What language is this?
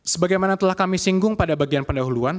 Indonesian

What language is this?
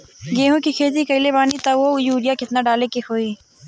Bhojpuri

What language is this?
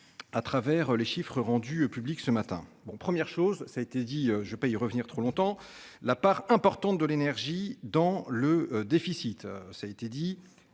French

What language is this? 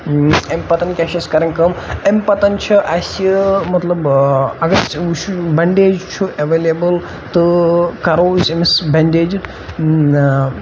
Kashmiri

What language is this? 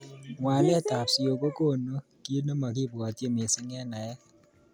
Kalenjin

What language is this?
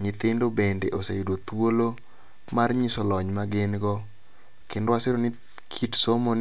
Luo (Kenya and Tanzania)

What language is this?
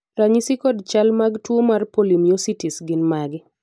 Luo (Kenya and Tanzania)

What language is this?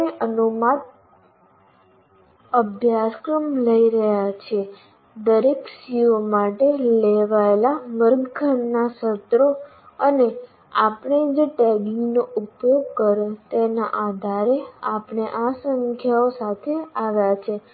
Gujarati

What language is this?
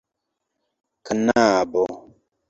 Esperanto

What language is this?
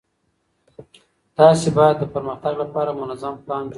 Pashto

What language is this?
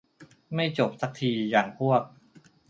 Thai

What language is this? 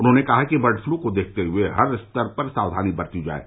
Hindi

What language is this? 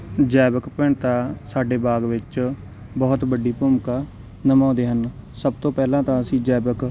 Punjabi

